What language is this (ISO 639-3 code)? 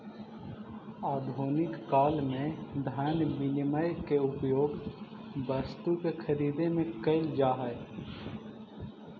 mag